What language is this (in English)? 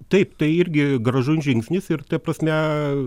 Lithuanian